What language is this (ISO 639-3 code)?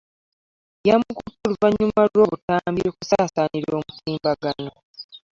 lug